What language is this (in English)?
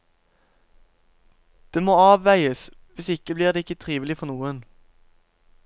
Norwegian